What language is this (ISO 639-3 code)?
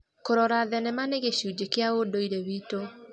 kik